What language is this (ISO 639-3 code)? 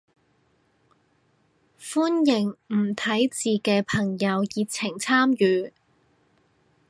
yue